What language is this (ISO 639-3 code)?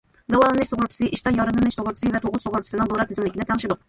uig